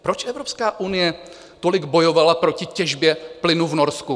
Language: Czech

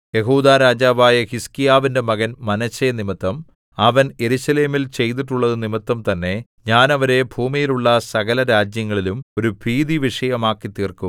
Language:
Malayalam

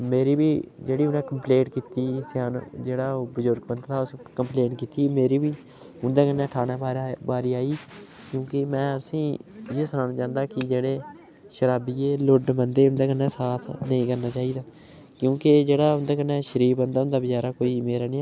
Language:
Dogri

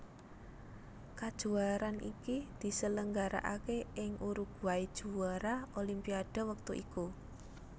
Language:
Javanese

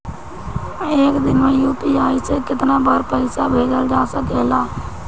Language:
Bhojpuri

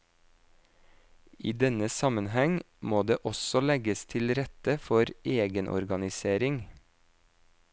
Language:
Norwegian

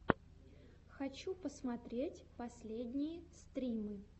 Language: Russian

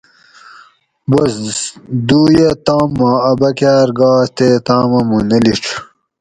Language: Gawri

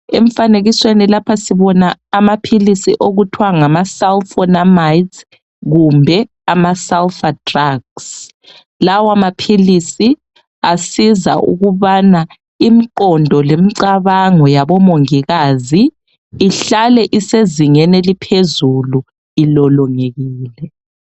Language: North Ndebele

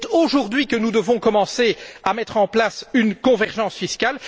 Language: French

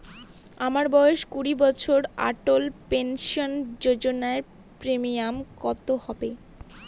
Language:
Bangla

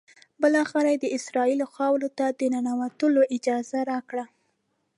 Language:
Pashto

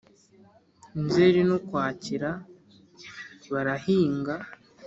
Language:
Kinyarwanda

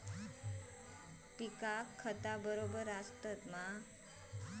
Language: Marathi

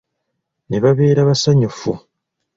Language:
Ganda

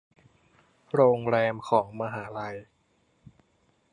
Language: Thai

